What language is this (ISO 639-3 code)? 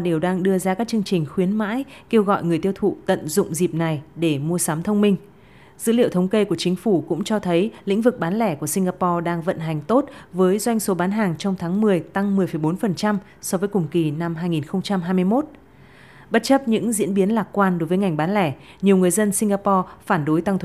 vie